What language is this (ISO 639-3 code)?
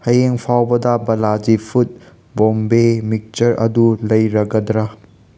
mni